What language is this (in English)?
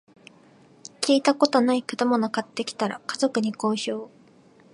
Japanese